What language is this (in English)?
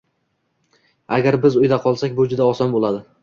Uzbek